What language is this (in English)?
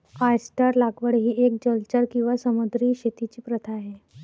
Marathi